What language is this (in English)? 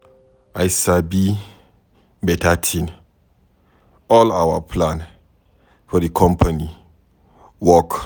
Nigerian Pidgin